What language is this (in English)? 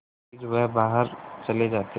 Hindi